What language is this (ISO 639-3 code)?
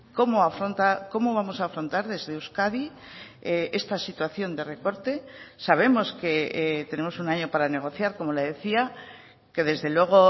spa